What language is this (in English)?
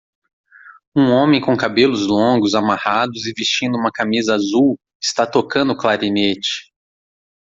Portuguese